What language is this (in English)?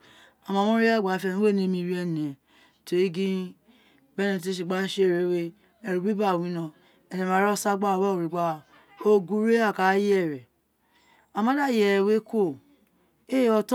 Isekiri